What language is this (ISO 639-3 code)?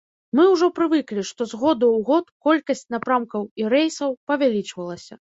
bel